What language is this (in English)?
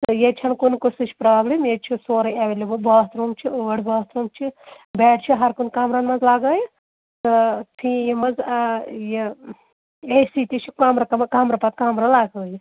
Kashmiri